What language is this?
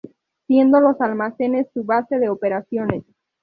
Spanish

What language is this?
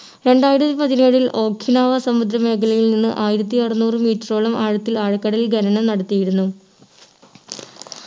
Malayalam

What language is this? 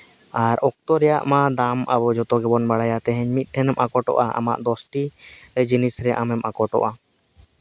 Santali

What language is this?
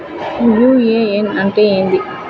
Telugu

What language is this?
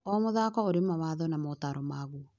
Kikuyu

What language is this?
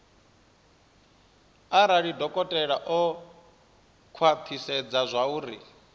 Venda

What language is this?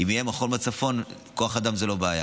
Hebrew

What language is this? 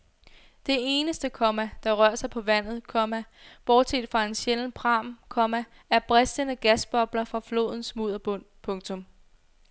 Danish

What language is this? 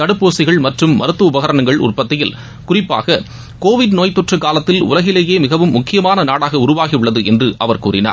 Tamil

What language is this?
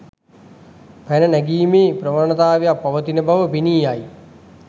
Sinhala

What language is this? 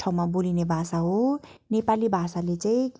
Nepali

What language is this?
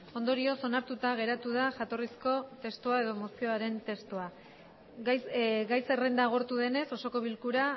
Basque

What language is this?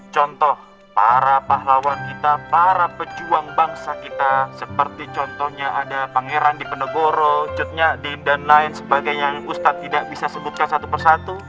Indonesian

